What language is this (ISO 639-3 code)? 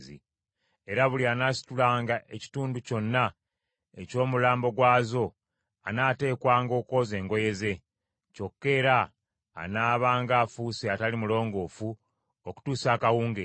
lug